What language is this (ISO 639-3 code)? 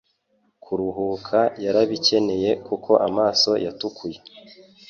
kin